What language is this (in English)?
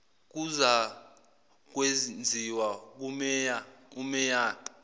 Zulu